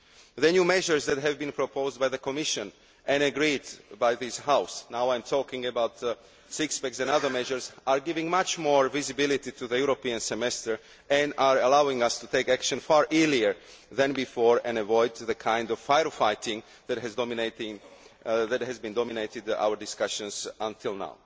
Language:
English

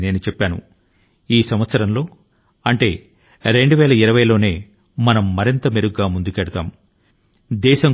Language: Telugu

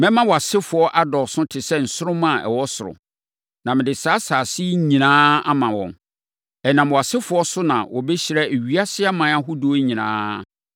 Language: Akan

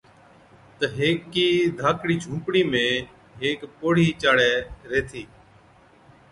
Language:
Od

